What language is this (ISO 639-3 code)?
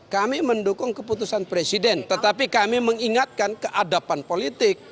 ind